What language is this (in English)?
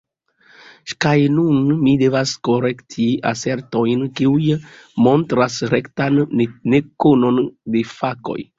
Esperanto